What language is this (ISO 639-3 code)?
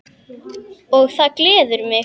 isl